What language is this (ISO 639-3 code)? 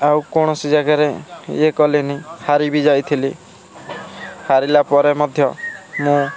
ori